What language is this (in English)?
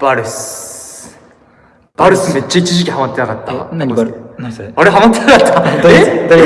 Japanese